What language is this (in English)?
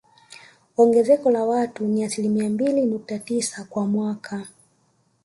Swahili